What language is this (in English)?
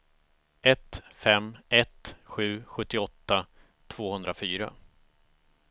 Swedish